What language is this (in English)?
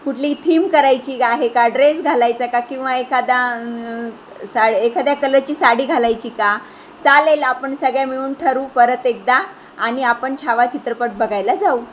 Marathi